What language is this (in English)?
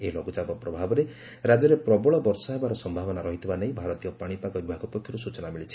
Odia